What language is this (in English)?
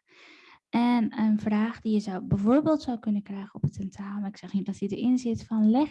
Dutch